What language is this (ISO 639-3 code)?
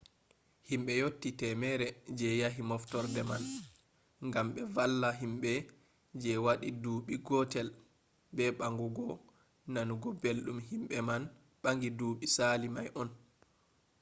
ful